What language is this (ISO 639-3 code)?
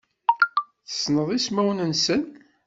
kab